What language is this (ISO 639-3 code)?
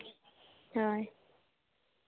sat